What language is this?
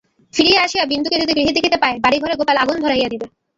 Bangla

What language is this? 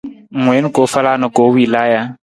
Nawdm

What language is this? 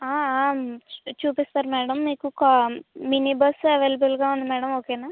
Telugu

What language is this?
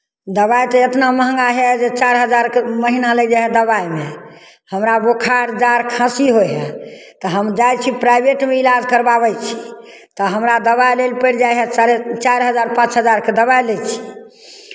Maithili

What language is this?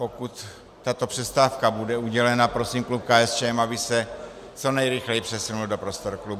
Czech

